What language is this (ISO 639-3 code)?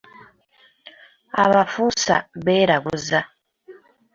lug